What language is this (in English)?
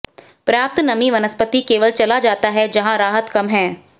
Hindi